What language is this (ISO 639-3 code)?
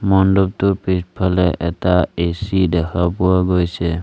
asm